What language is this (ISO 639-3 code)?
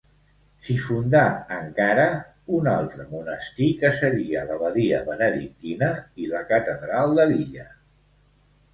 cat